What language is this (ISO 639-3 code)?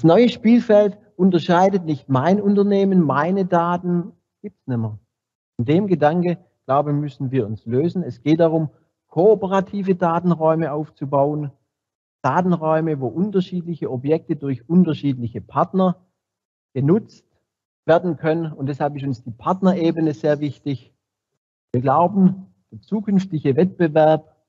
deu